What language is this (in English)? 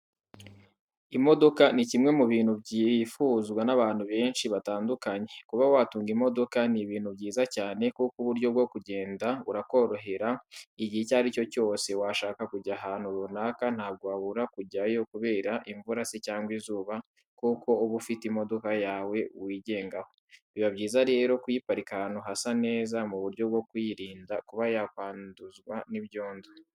Kinyarwanda